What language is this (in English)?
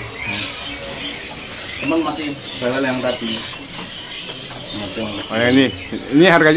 Indonesian